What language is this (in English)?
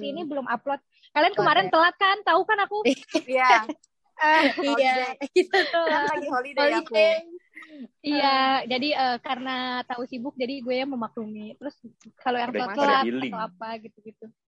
Indonesian